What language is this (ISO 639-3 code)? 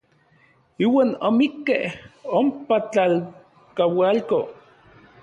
nlv